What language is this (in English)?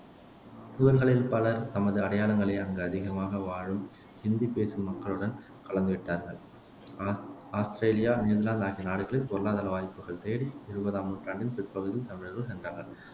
Tamil